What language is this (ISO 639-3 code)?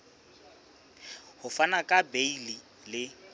sot